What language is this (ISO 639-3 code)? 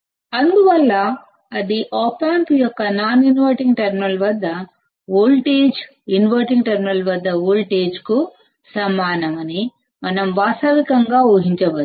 tel